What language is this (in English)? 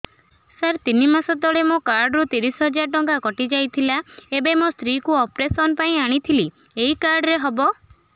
Odia